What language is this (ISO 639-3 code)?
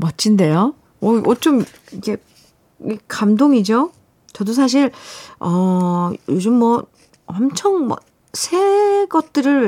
kor